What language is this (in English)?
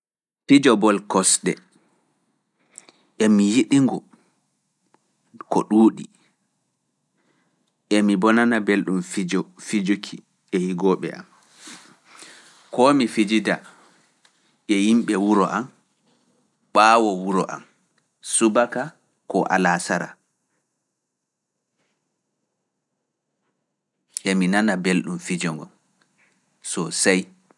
Fula